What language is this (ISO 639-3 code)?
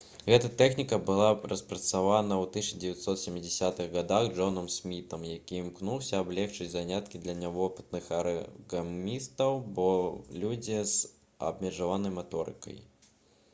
bel